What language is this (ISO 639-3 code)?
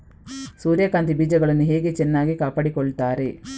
kan